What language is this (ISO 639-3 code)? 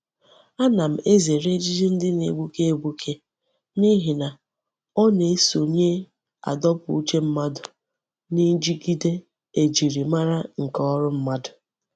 ibo